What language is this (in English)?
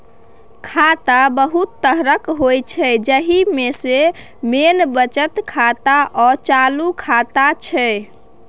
Maithili